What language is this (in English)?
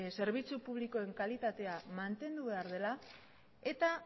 Basque